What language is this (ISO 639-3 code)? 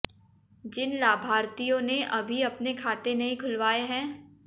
hin